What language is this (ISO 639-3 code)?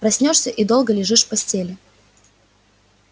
rus